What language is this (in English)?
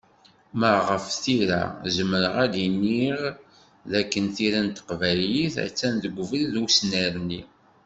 Kabyle